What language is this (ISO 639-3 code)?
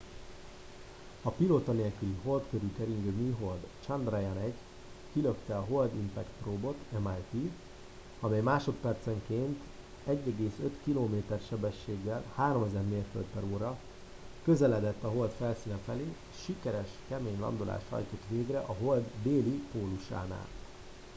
hun